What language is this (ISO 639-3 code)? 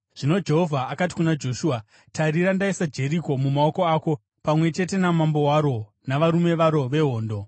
sna